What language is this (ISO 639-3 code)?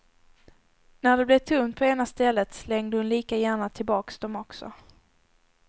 swe